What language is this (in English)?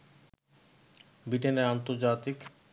Bangla